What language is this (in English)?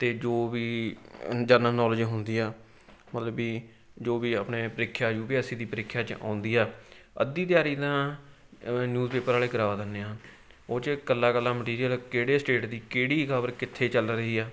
Punjabi